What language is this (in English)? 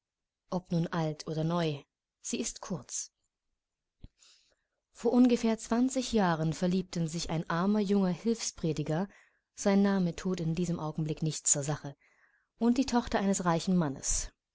German